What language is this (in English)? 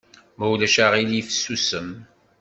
Kabyle